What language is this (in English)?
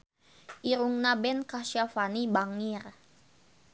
Sundanese